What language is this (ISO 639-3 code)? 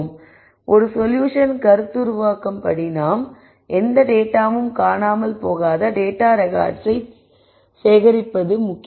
tam